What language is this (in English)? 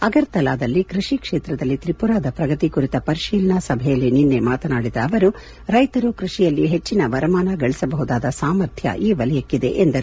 Kannada